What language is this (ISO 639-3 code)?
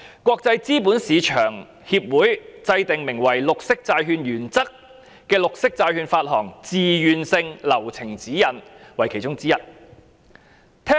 yue